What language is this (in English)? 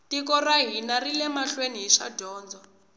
Tsonga